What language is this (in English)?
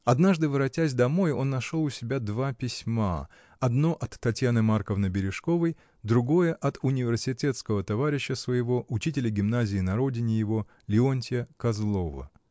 Russian